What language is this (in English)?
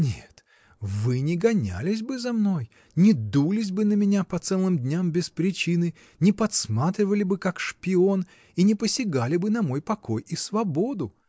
Russian